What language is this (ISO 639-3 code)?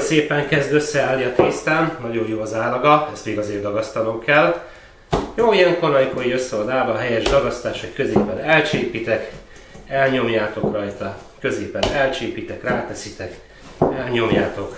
hun